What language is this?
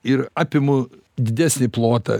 Lithuanian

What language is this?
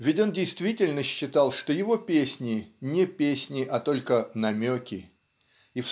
Russian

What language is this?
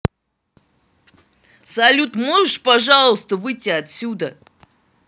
Russian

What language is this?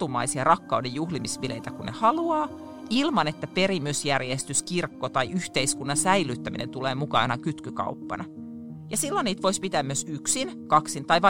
Finnish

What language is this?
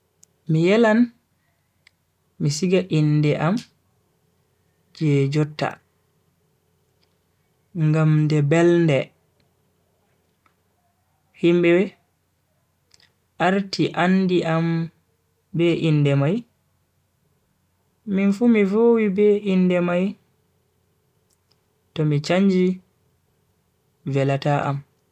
Bagirmi Fulfulde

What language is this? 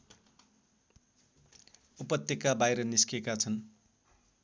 Nepali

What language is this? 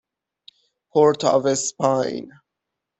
Persian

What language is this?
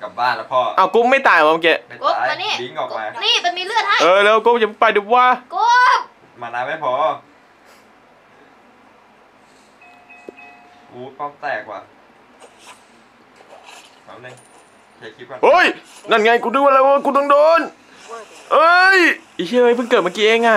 Thai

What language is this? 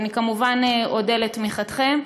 Hebrew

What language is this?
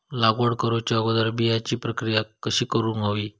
Marathi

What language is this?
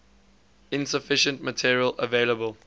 English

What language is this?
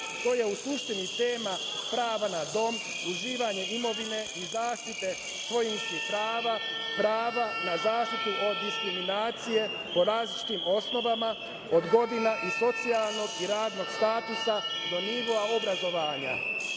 Serbian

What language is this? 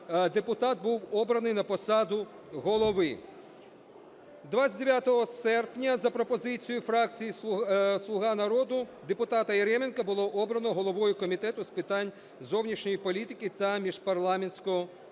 Ukrainian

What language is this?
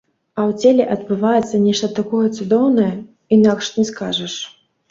Belarusian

